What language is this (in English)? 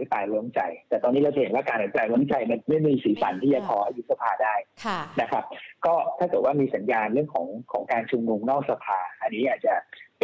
Thai